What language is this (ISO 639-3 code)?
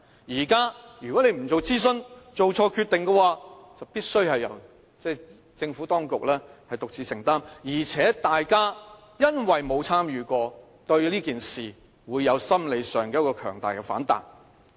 yue